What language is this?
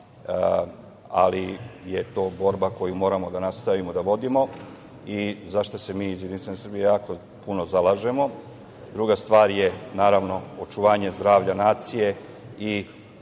Serbian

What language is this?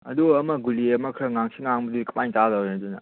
Manipuri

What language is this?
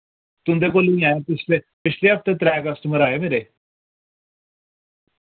Dogri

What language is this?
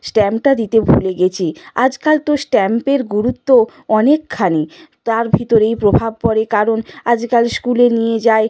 Bangla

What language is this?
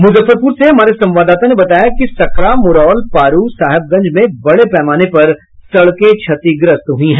Hindi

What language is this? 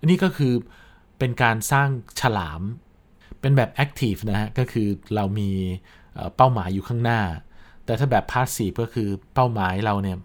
Thai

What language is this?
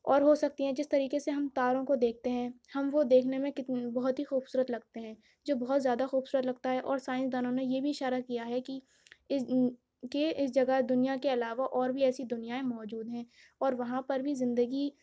Urdu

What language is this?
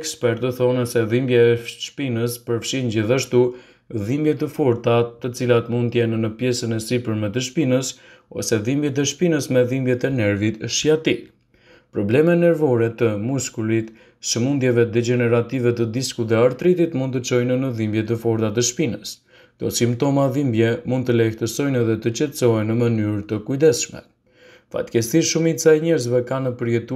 Romanian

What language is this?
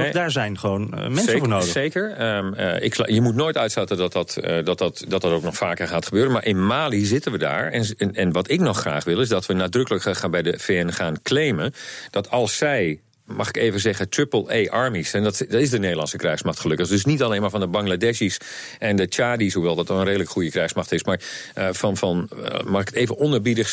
Dutch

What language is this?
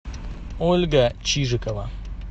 Russian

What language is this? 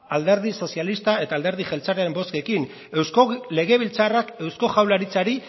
Basque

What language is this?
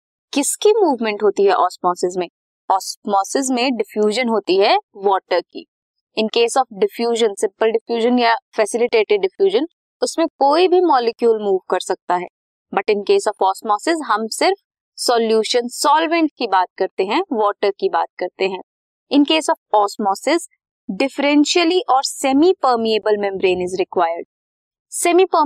Hindi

